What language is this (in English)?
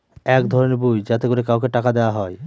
Bangla